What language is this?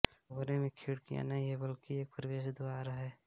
Hindi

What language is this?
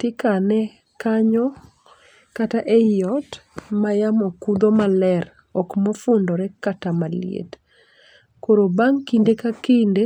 Luo (Kenya and Tanzania)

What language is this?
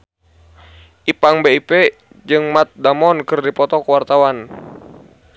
Sundanese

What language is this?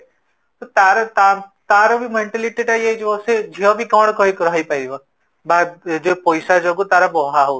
Odia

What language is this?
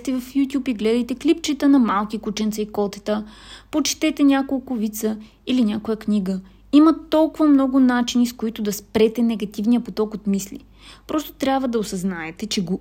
Bulgarian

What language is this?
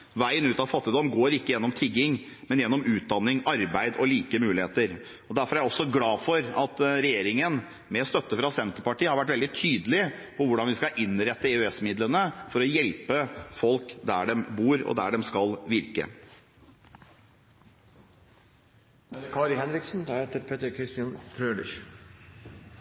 Norwegian Bokmål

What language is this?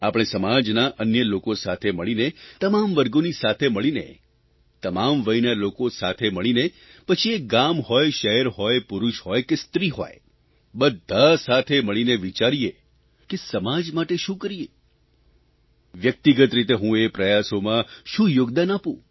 Gujarati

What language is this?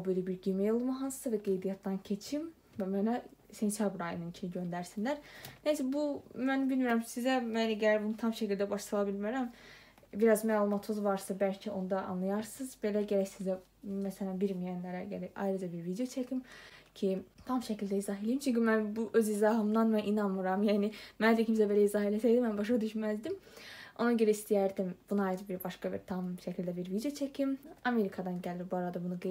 Turkish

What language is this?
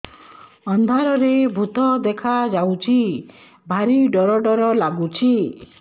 Odia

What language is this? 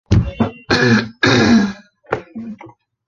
Chinese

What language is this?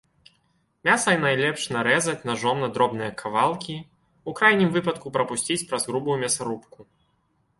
Belarusian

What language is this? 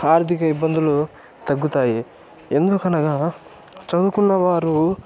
Telugu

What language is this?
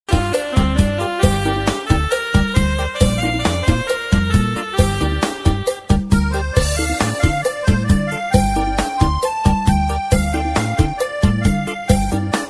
Khmer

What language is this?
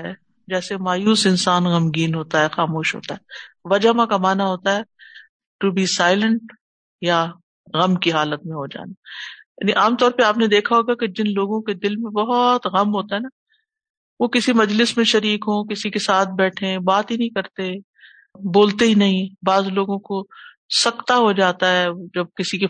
Urdu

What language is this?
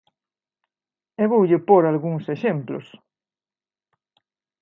Galician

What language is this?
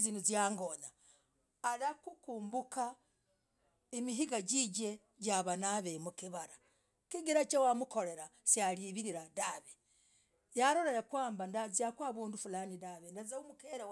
Logooli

